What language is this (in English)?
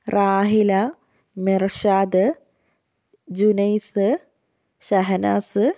Malayalam